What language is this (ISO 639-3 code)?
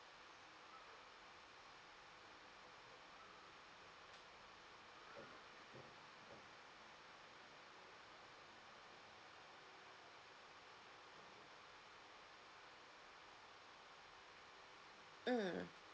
eng